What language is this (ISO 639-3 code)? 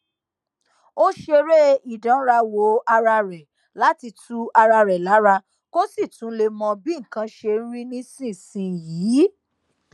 yor